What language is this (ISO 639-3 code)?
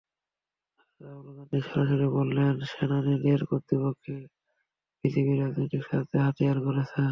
ben